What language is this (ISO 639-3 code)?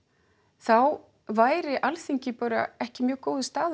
isl